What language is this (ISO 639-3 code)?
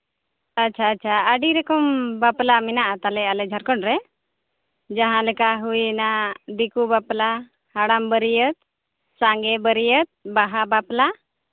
sat